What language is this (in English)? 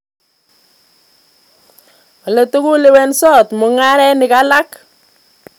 Kalenjin